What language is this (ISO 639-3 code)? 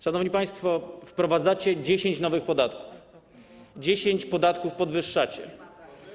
pol